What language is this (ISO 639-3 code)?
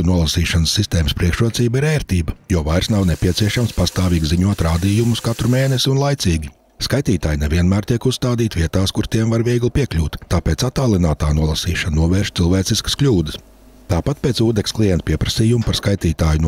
lav